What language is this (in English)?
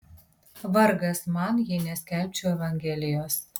Lithuanian